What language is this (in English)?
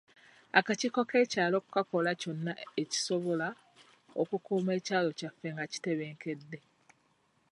Ganda